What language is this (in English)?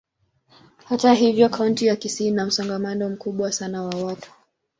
Swahili